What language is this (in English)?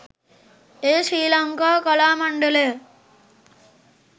Sinhala